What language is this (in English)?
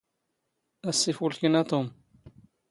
Standard Moroccan Tamazight